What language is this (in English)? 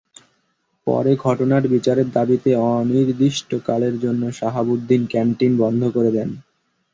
Bangla